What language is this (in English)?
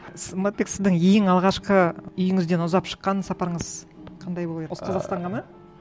Kazakh